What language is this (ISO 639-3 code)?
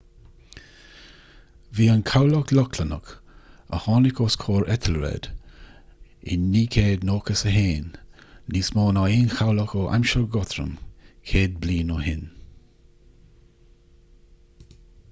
gle